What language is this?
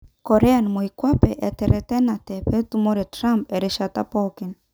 Masai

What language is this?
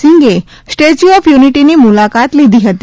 Gujarati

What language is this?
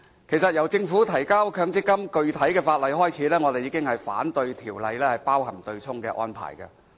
Cantonese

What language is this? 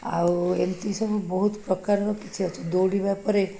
Odia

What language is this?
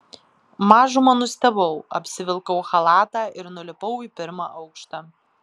Lithuanian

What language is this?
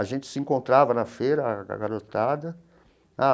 Portuguese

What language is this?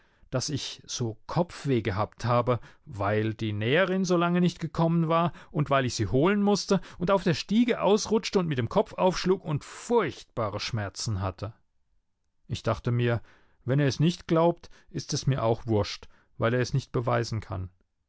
German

